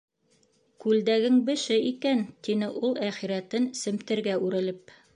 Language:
Bashkir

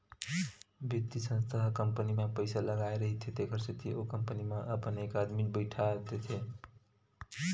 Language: Chhattisgarhi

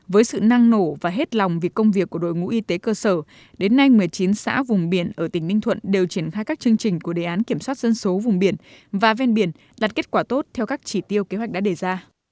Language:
Vietnamese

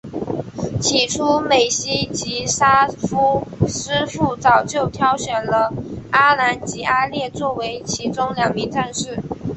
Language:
Chinese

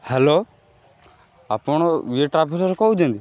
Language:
Odia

